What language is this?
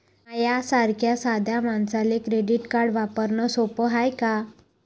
Marathi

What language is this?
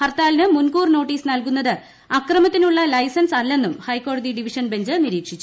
Malayalam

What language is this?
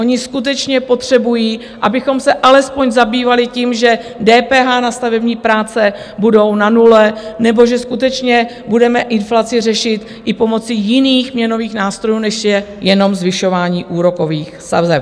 Czech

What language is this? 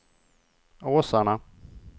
Swedish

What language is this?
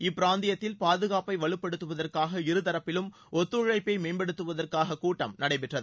Tamil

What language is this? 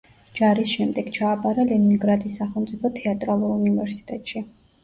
Georgian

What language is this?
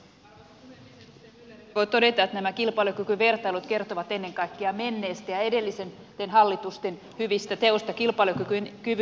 Finnish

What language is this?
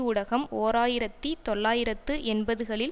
Tamil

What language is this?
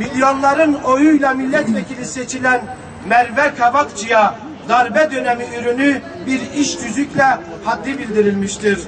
Turkish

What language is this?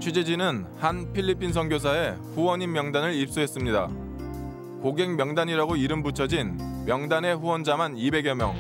Korean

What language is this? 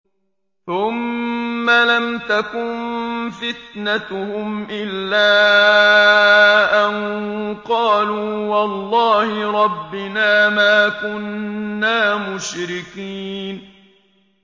Arabic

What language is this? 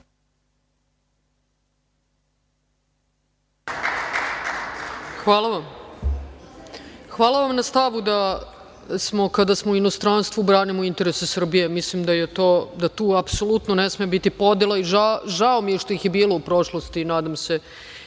Serbian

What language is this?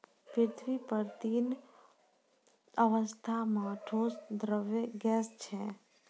Maithili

